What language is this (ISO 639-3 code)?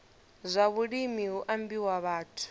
ven